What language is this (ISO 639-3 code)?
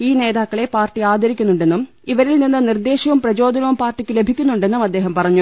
mal